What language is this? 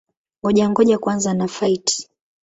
Swahili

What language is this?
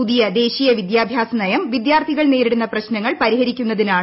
Malayalam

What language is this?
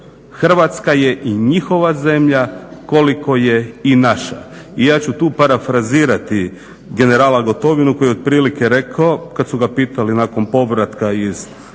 Croatian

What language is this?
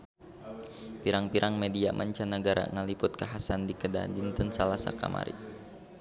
Sundanese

